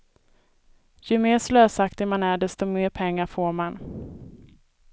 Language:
Swedish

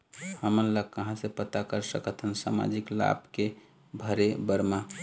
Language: Chhattisgarhi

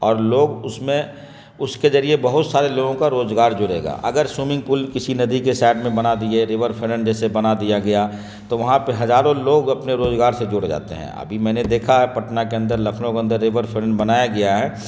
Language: Urdu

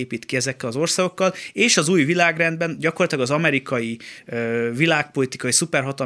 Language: Hungarian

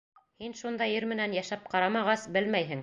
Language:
Bashkir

